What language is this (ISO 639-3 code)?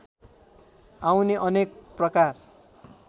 nep